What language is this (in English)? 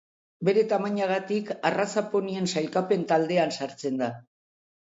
Basque